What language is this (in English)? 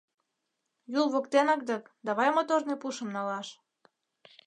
Mari